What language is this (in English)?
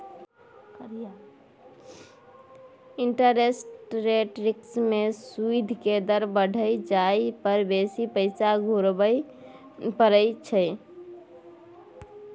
Maithili